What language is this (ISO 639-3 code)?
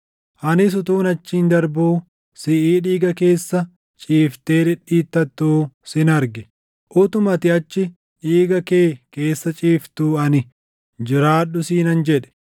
orm